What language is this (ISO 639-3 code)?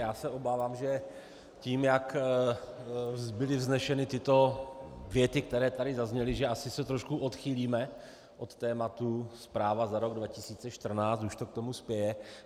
ces